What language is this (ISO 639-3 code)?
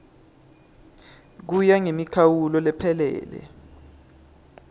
ssw